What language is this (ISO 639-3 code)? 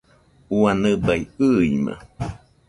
hux